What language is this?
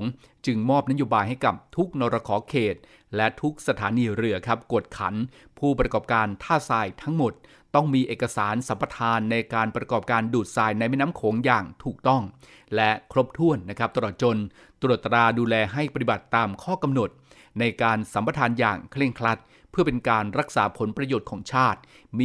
Thai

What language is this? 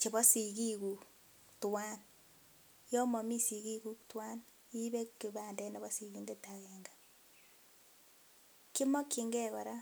Kalenjin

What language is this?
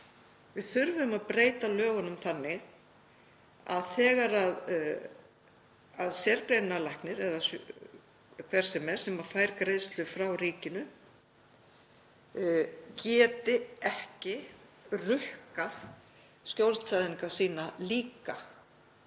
Icelandic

